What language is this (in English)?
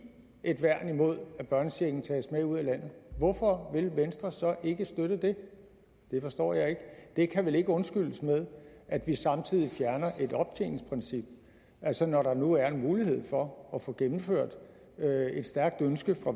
Danish